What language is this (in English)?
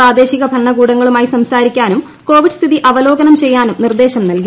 Malayalam